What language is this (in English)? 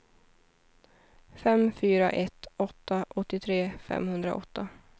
Swedish